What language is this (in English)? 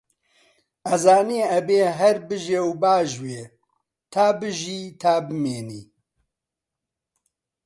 Central Kurdish